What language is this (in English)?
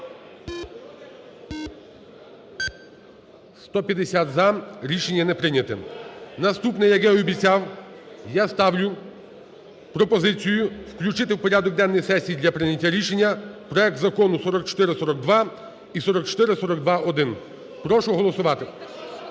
Ukrainian